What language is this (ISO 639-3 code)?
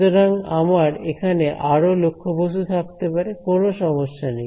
ben